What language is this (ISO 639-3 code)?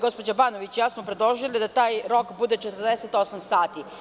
srp